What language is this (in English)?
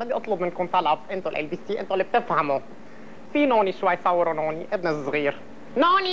Arabic